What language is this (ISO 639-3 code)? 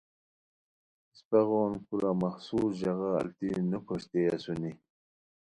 khw